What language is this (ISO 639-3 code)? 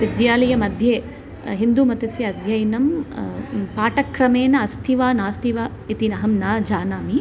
san